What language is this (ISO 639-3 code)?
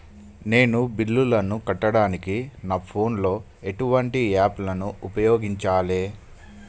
tel